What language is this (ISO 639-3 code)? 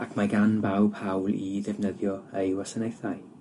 cym